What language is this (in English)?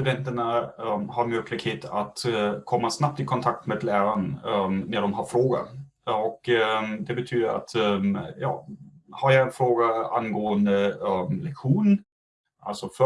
Swedish